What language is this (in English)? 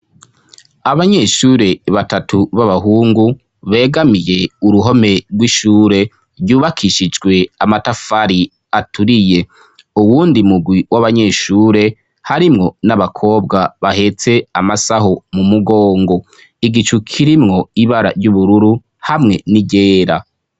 Rundi